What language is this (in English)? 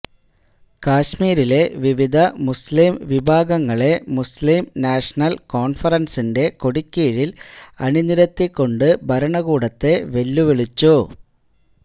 Malayalam